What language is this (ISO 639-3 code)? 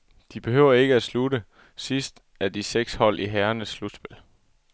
dan